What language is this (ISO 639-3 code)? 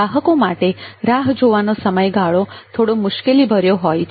guj